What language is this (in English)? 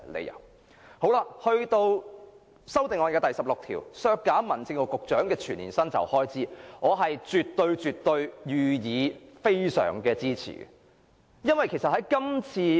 Cantonese